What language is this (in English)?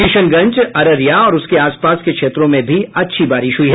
Hindi